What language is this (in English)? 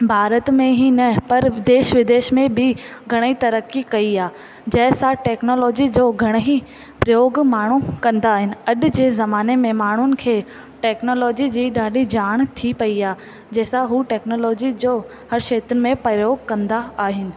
Sindhi